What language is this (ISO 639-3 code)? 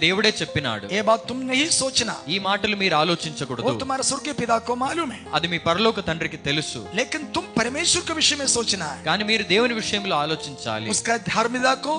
tel